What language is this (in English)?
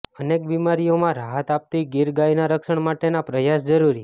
Gujarati